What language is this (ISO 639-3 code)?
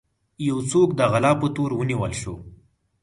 pus